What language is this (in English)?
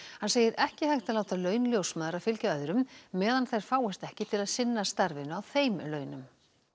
Icelandic